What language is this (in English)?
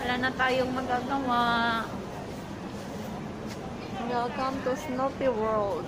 Filipino